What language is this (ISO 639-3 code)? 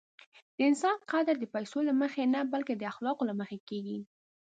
pus